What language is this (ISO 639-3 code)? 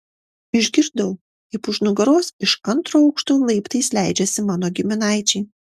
lit